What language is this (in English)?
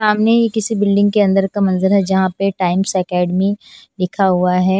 Hindi